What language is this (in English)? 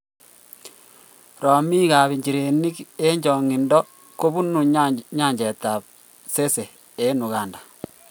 Kalenjin